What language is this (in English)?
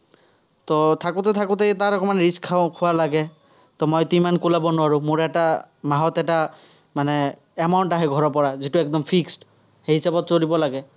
Assamese